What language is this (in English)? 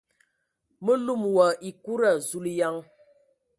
Ewondo